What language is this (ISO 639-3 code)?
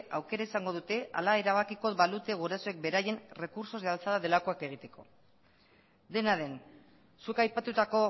eus